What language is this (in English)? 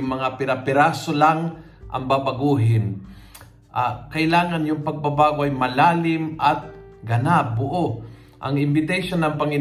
Filipino